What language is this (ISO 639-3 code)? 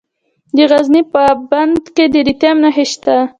pus